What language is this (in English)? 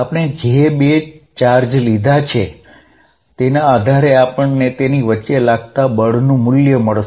Gujarati